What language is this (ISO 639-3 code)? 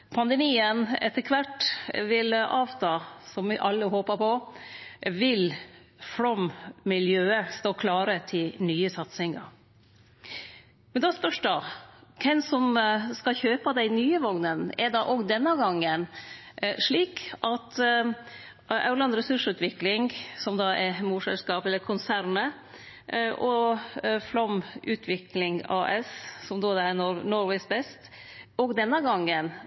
nno